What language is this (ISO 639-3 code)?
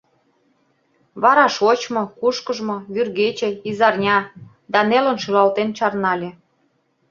chm